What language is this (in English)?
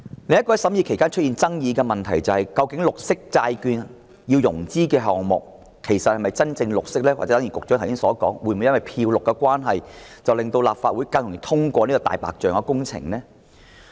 Cantonese